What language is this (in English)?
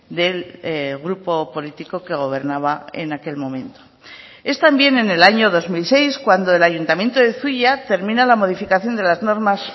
Spanish